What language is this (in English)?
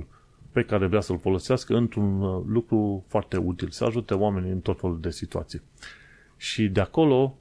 Romanian